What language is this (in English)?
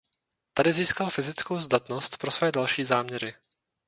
Czech